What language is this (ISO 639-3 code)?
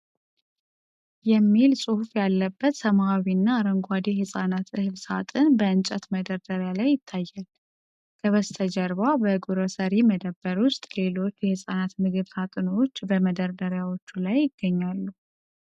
amh